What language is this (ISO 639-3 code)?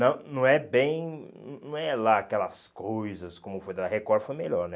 por